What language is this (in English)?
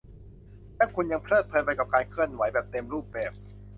Thai